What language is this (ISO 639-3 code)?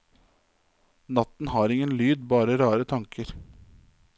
nor